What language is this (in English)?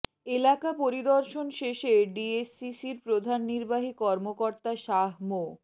Bangla